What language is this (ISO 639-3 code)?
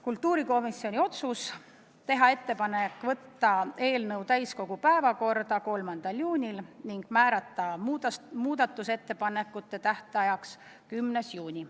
est